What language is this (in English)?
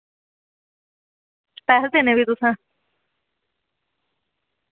Dogri